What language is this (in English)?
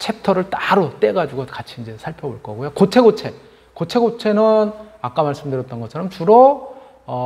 Korean